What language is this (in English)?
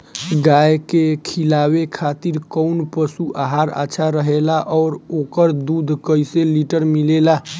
Bhojpuri